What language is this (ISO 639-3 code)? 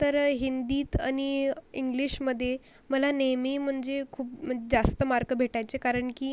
mar